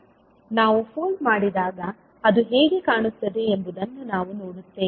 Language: Kannada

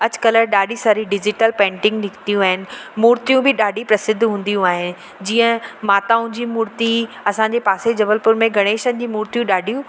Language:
Sindhi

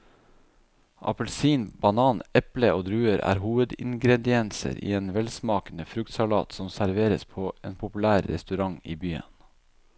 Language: Norwegian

